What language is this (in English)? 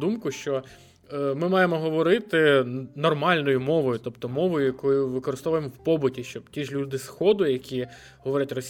Ukrainian